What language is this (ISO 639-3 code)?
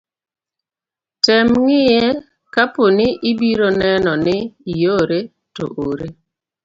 luo